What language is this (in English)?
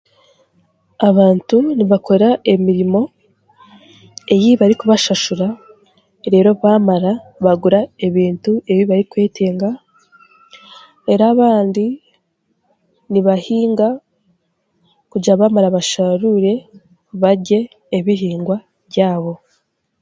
Chiga